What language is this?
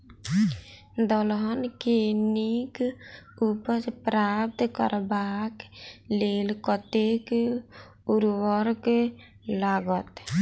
Maithili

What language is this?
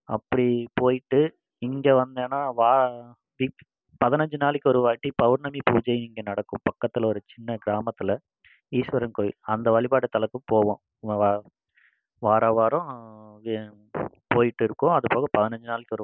Tamil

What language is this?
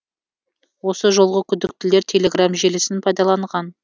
Kazakh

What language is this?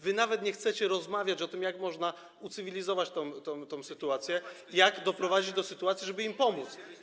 Polish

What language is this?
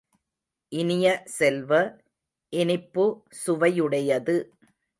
Tamil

